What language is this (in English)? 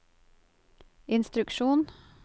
Norwegian